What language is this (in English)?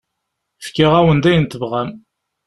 Kabyle